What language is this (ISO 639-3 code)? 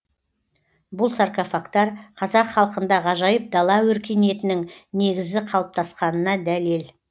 kaz